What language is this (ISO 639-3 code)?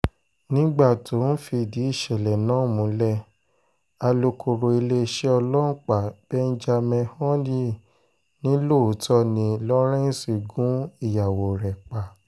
yor